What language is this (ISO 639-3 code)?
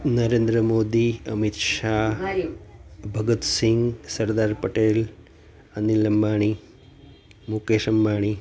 guj